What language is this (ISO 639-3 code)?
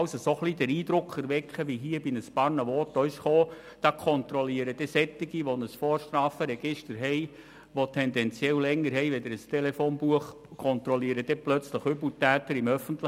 gsw